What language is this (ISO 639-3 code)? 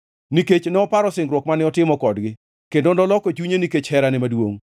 luo